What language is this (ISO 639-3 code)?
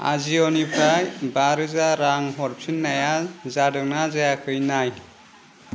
brx